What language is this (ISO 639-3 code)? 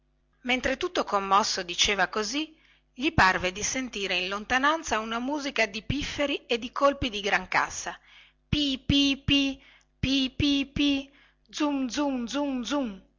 ita